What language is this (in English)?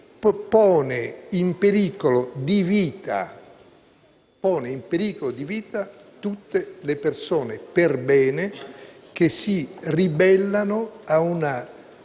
Italian